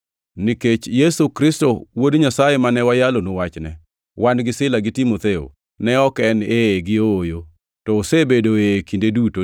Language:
Luo (Kenya and Tanzania)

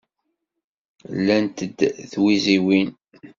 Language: Kabyle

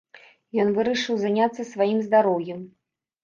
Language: Belarusian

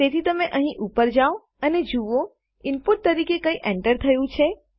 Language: Gujarati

